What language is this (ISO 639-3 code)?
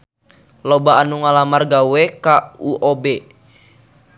sun